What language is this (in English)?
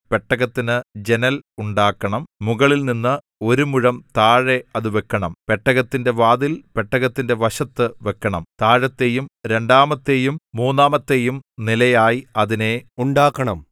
Malayalam